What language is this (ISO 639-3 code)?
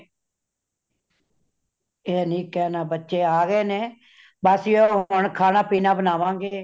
pan